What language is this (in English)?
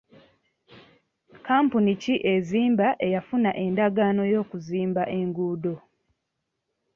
Ganda